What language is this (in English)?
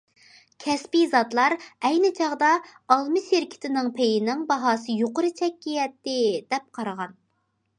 Uyghur